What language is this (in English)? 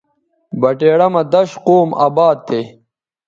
Bateri